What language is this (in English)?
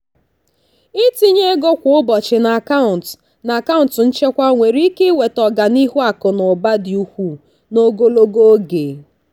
Igbo